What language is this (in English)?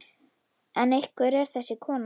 Icelandic